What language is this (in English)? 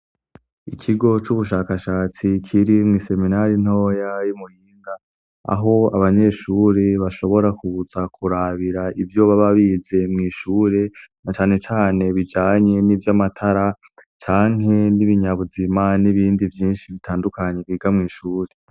Rundi